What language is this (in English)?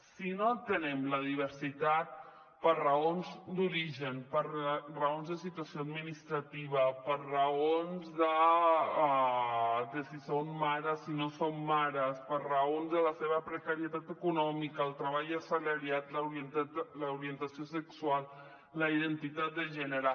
Catalan